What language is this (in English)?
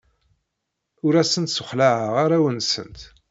Kabyle